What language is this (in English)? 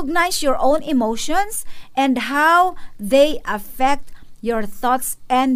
Filipino